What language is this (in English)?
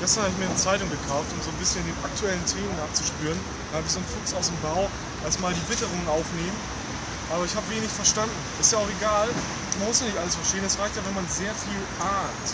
German